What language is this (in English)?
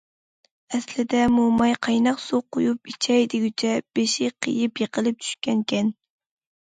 Uyghur